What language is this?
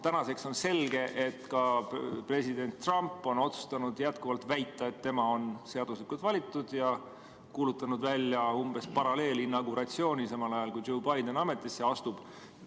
Estonian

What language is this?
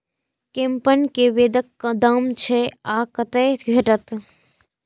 Maithili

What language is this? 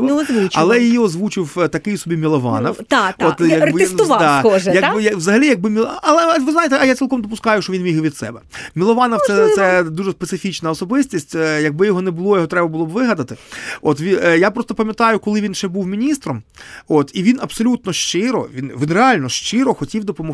Ukrainian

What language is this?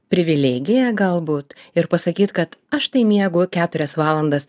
Lithuanian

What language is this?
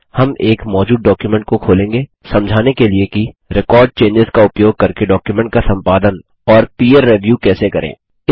Hindi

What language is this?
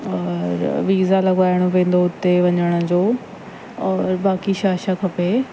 Sindhi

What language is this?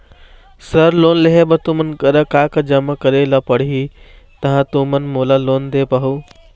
Chhattisgarhi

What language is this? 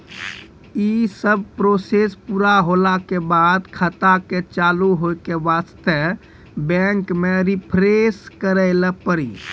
Maithili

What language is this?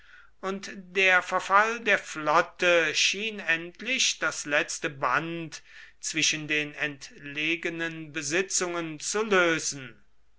German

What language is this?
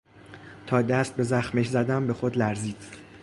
Persian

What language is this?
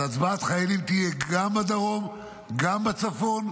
Hebrew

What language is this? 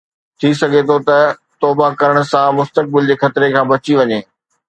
Sindhi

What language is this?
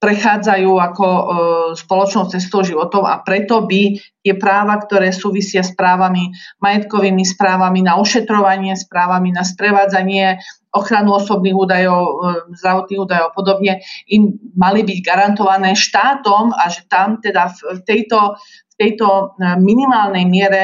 Slovak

